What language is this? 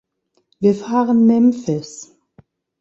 German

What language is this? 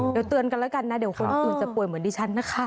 Thai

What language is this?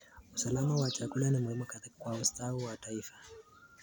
Kalenjin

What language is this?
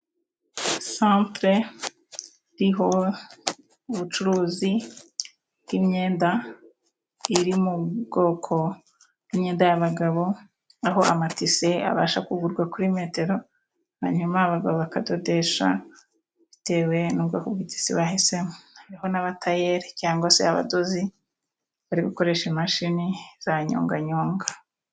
Kinyarwanda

